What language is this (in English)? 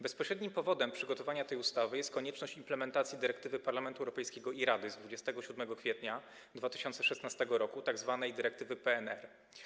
Polish